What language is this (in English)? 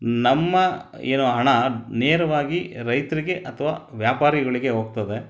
Kannada